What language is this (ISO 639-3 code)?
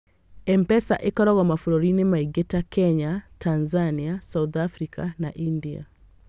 kik